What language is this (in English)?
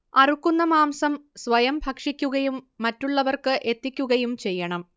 Malayalam